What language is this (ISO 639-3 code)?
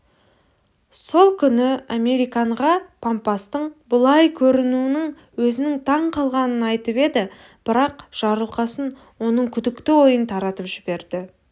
kaz